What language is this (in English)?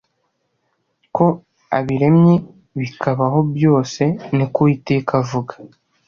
Kinyarwanda